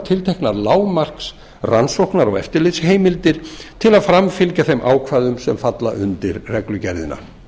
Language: Icelandic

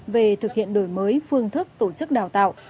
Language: Vietnamese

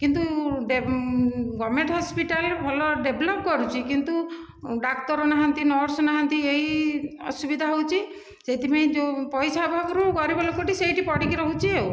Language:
Odia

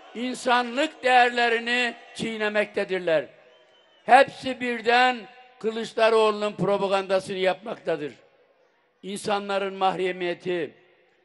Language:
Turkish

